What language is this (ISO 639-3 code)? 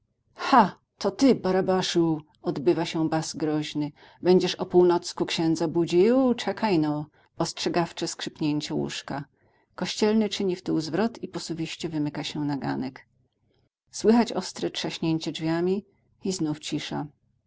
pol